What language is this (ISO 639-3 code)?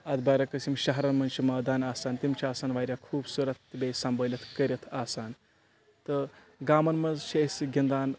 kas